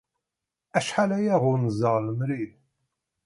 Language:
Kabyle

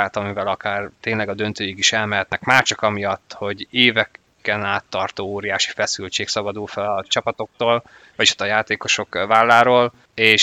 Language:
Hungarian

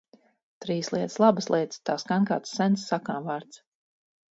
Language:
Latvian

